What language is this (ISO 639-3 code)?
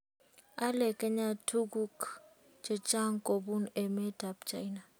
kln